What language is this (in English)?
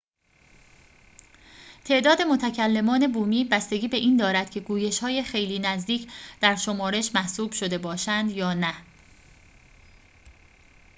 Persian